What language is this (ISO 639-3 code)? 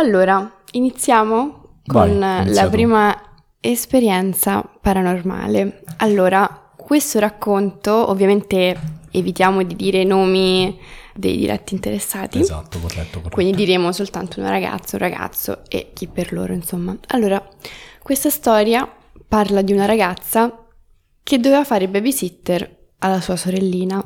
ita